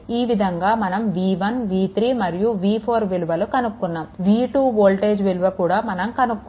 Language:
Telugu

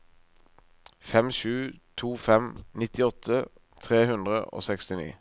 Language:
Norwegian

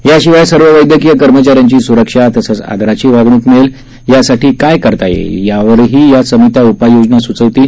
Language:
Marathi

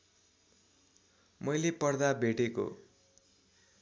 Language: Nepali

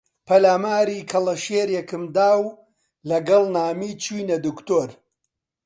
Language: Central Kurdish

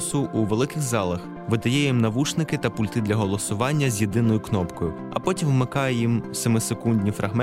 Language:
Ukrainian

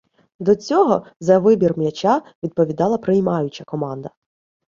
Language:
Ukrainian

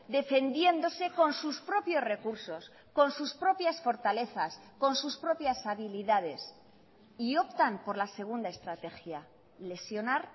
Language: Spanish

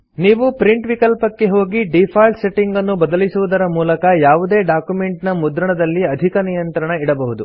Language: Kannada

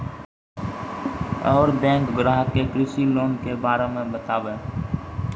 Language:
Maithili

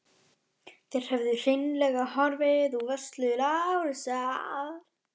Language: Icelandic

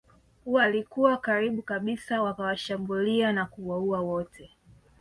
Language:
Swahili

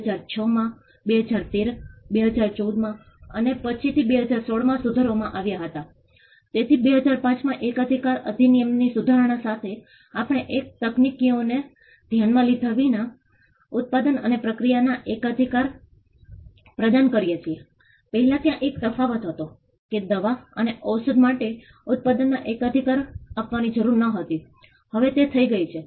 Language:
Gujarati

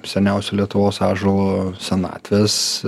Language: Lithuanian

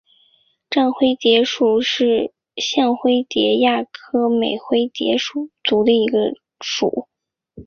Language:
Chinese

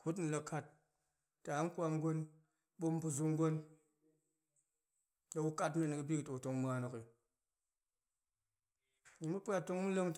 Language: Goemai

